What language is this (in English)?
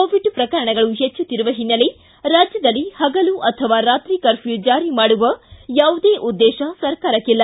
Kannada